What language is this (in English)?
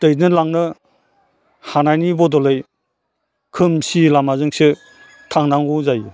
Bodo